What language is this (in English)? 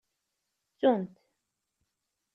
Kabyle